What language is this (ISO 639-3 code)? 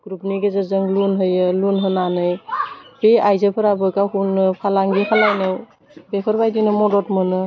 brx